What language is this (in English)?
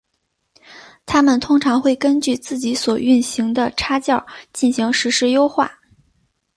Chinese